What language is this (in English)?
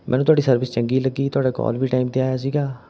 Punjabi